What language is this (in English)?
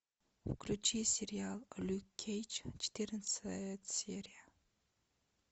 Russian